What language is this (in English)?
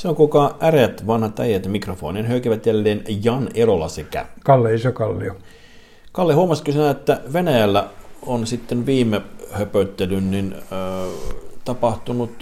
Finnish